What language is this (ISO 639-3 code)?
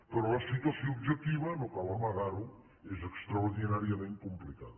cat